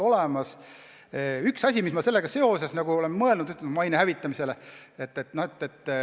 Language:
Estonian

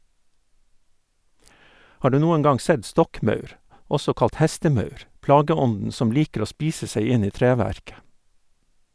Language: Norwegian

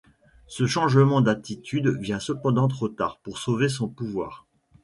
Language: French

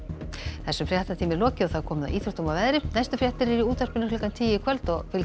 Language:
Icelandic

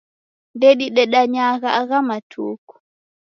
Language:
Taita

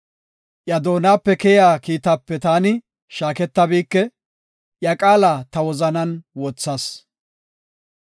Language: Gofa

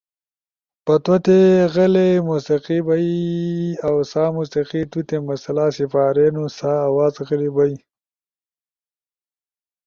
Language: Ushojo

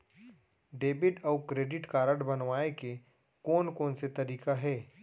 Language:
Chhattisgarhi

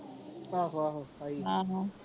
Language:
Punjabi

